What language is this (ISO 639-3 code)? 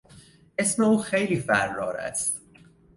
fas